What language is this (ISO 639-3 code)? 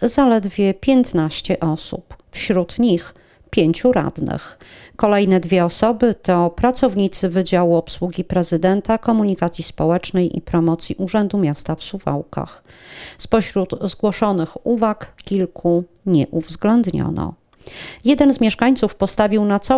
pol